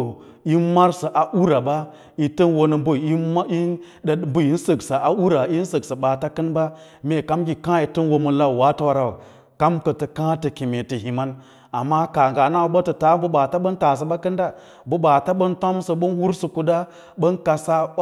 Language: Lala-Roba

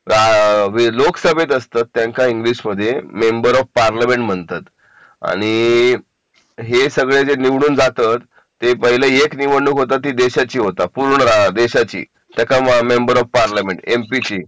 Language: Marathi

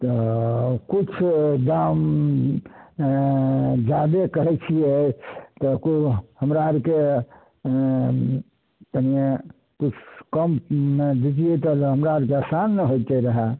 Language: Maithili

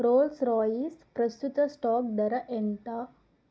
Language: Telugu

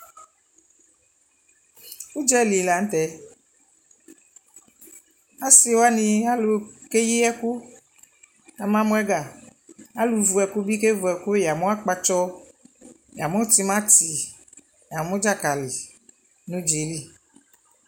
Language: Ikposo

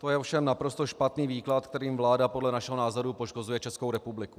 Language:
Czech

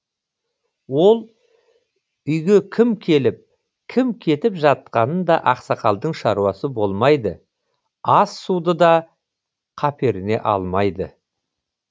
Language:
Kazakh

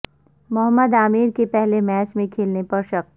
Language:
Urdu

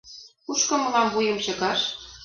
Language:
Mari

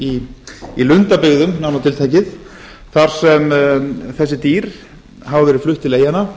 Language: Icelandic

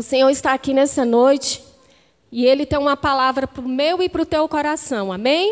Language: Portuguese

